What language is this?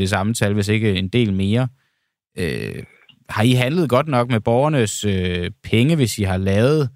Danish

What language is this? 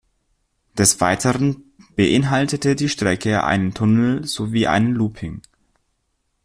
German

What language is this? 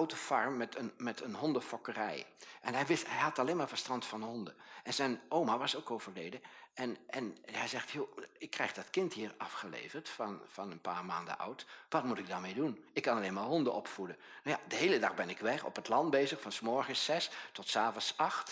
Dutch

